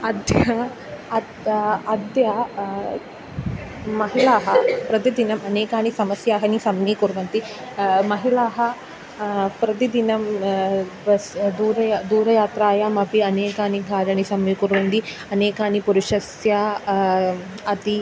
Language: Sanskrit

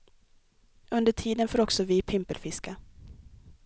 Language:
Swedish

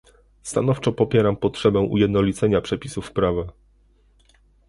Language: Polish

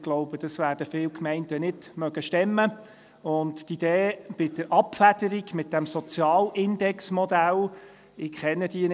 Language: Swiss German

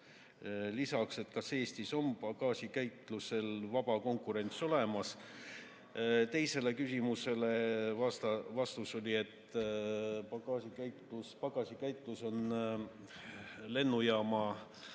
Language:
Estonian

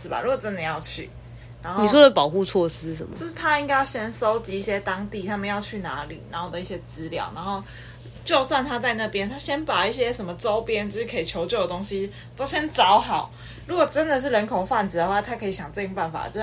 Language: Chinese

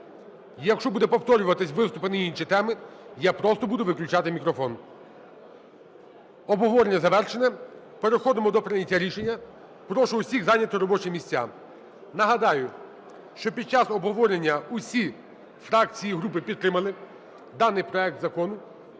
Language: Ukrainian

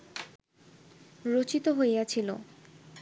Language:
Bangla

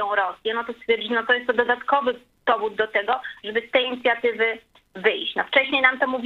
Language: Polish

